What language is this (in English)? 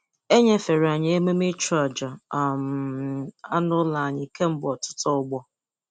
Igbo